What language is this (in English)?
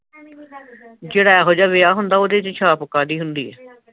Punjabi